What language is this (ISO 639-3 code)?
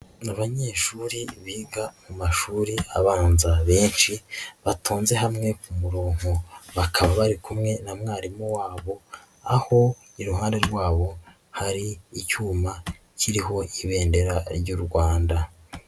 kin